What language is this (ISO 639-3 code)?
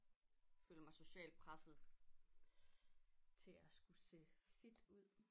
dan